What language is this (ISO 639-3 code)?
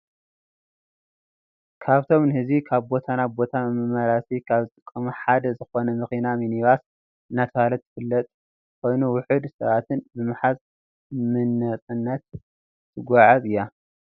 tir